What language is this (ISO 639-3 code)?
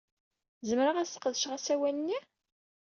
kab